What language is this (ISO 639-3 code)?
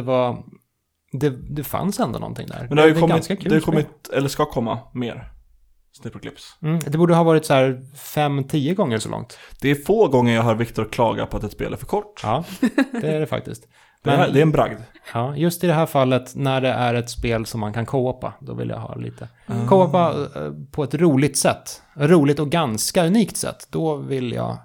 swe